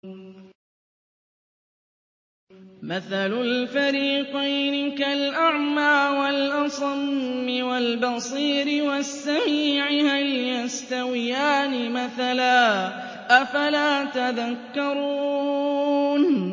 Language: Arabic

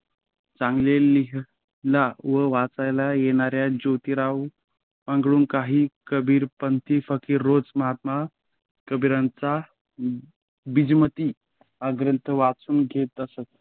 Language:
Marathi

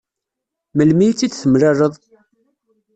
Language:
Kabyle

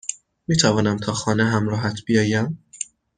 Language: Persian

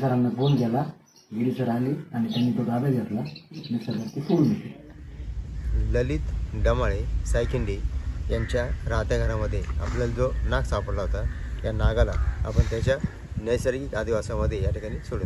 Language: Arabic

